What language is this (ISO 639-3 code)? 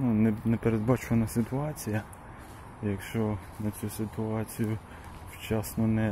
ukr